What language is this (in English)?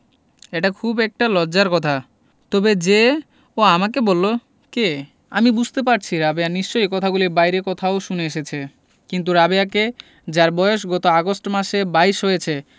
Bangla